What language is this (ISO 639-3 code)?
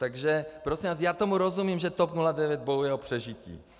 ces